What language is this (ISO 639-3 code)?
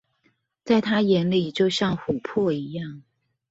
zho